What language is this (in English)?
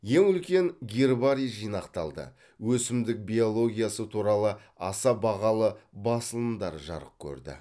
Kazakh